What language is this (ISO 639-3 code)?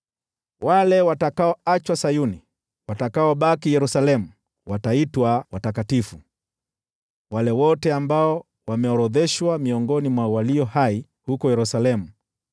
swa